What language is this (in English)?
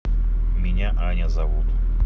Russian